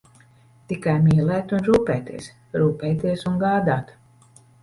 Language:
Latvian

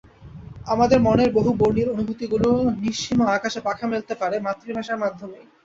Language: Bangla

